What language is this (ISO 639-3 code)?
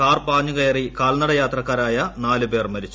mal